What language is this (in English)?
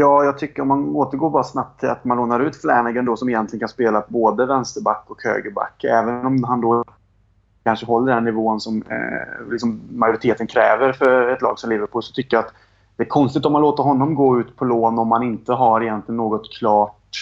Swedish